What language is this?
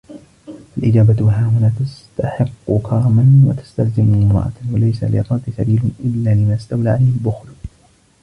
Arabic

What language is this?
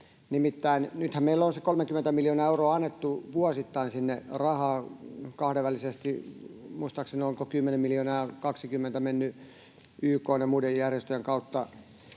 Finnish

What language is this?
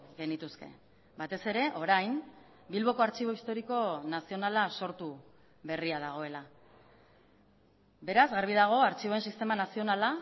Basque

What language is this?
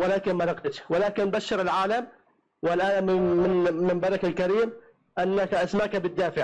Arabic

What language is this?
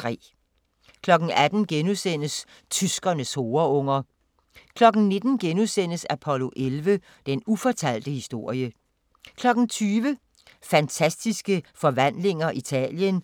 Danish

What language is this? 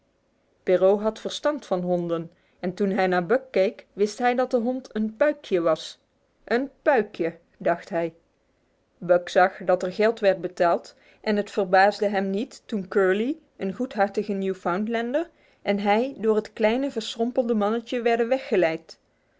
Dutch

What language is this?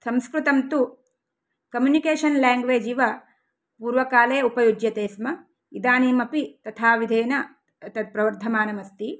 Sanskrit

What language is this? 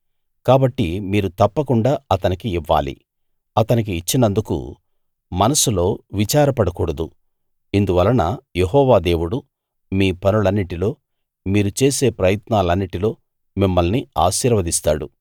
Telugu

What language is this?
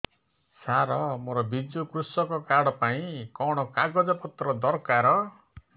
Odia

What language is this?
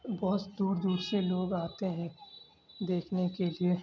Urdu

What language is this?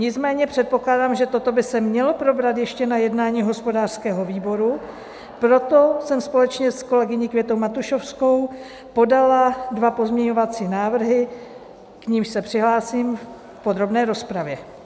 Czech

